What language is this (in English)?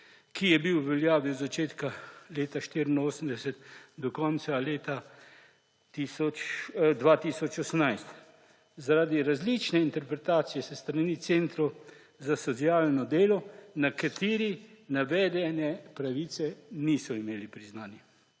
Slovenian